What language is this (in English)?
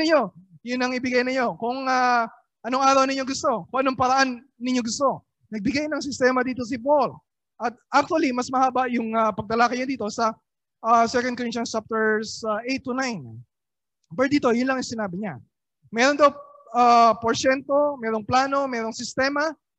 Filipino